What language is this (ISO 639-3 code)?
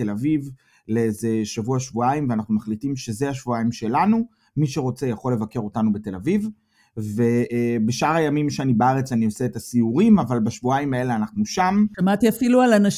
heb